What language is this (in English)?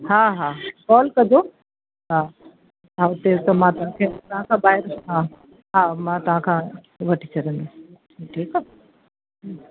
Sindhi